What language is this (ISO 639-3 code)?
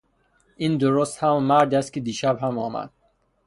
fas